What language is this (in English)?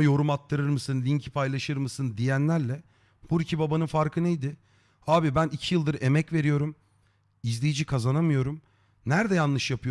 Turkish